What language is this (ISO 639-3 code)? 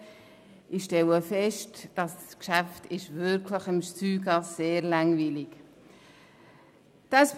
gsw